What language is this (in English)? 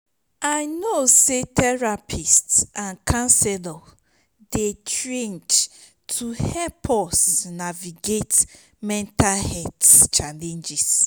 Nigerian Pidgin